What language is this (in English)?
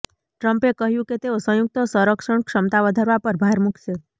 Gujarati